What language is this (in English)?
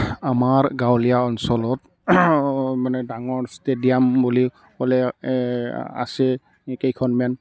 Assamese